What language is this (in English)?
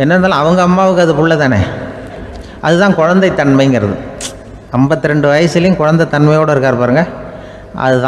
Thai